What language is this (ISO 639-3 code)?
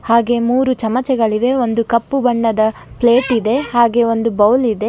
kan